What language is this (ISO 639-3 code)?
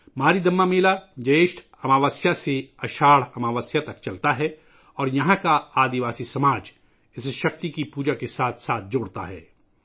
urd